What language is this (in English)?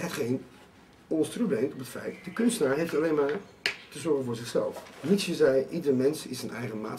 Dutch